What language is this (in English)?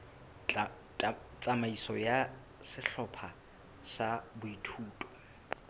Southern Sotho